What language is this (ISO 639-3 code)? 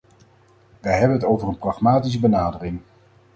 nld